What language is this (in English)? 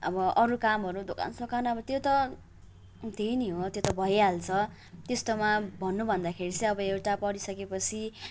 Nepali